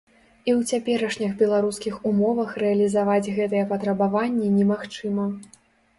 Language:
Belarusian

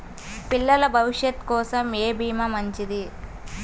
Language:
Telugu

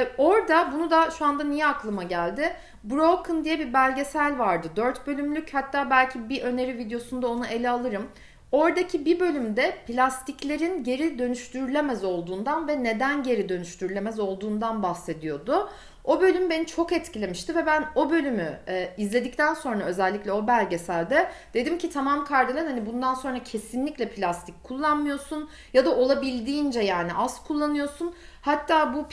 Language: Turkish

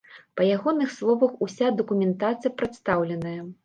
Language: Belarusian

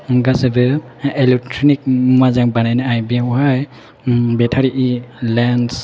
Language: Bodo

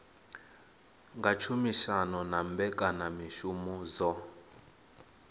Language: Venda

